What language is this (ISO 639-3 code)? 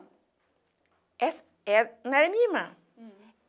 por